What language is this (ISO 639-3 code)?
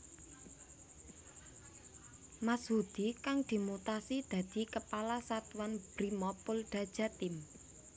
jav